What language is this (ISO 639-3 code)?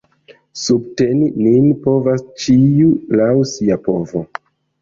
epo